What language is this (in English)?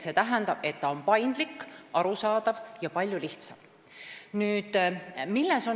Estonian